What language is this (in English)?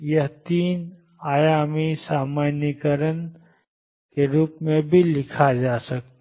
Hindi